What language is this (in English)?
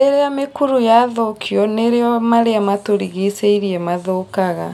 Kikuyu